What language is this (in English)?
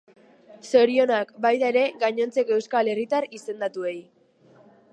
Basque